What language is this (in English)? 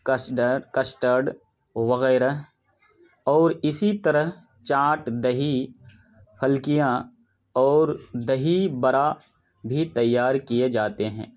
Urdu